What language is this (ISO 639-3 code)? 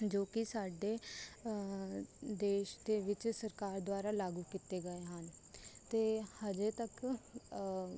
pan